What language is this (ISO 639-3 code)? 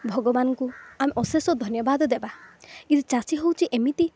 ori